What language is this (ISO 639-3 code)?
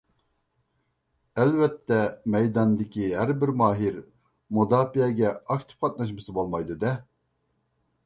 uig